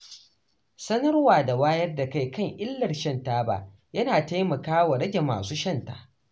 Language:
Hausa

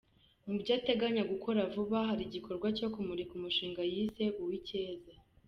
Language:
Kinyarwanda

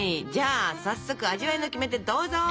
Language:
Japanese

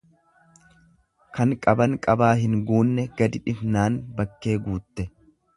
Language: Oromo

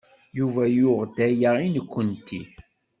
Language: Kabyle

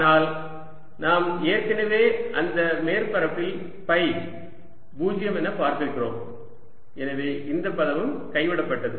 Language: Tamil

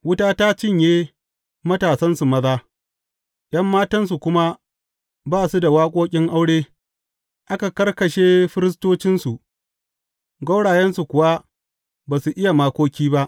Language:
Hausa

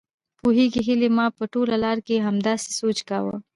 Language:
Pashto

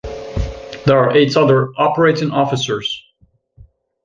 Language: English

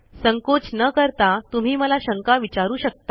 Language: Marathi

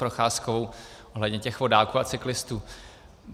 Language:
Czech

